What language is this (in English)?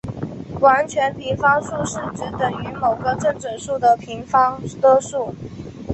Chinese